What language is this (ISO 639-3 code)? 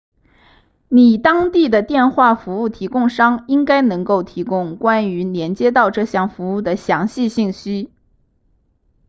zho